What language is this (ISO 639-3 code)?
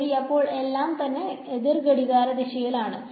mal